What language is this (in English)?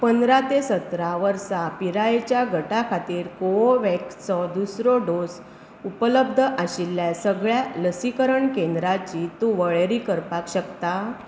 Konkani